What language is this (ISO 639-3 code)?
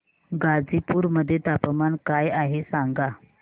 mar